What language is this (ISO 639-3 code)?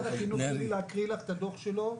heb